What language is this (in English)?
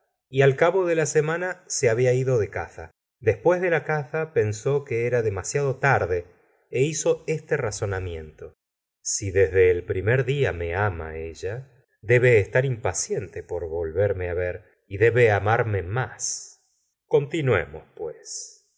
Spanish